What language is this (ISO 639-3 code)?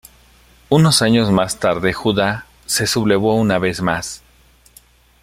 spa